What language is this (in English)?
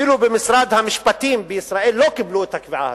Hebrew